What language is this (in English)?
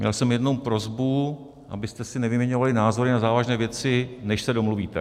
Czech